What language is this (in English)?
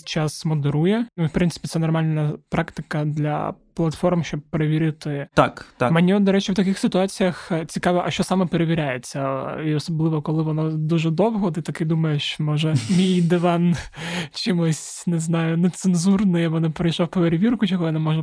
Ukrainian